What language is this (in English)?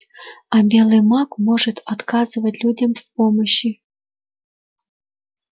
Russian